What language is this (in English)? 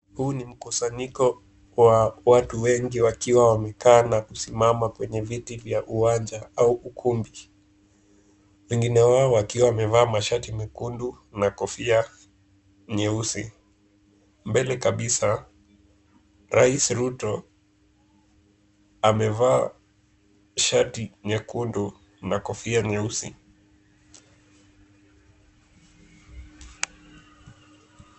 Swahili